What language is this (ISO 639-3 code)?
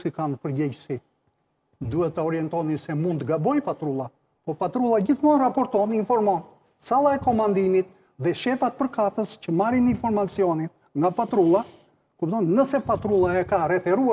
ron